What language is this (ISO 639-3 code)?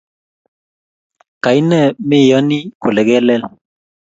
kln